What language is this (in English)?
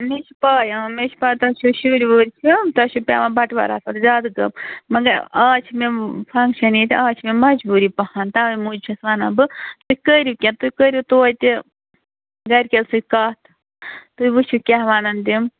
Kashmiri